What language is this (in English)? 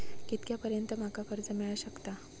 Marathi